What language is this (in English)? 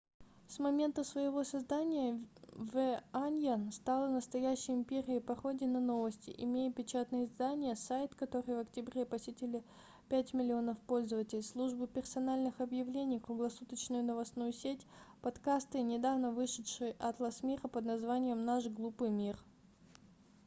Russian